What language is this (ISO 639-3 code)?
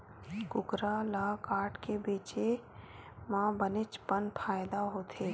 hne